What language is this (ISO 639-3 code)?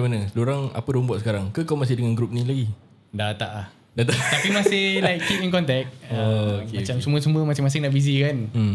msa